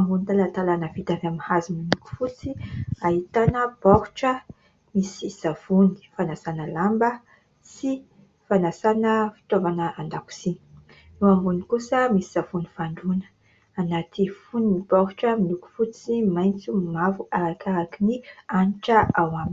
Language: Malagasy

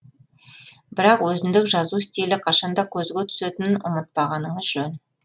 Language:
Kazakh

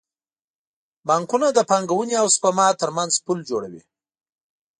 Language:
Pashto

